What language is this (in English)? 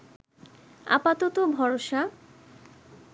Bangla